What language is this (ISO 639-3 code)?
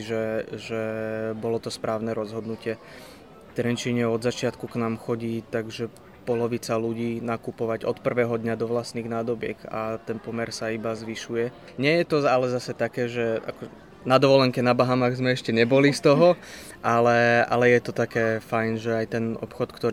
slk